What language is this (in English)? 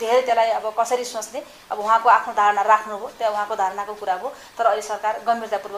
Arabic